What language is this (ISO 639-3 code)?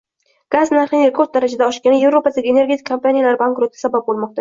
uzb